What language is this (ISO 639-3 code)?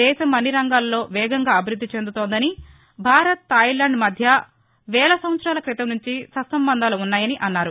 tel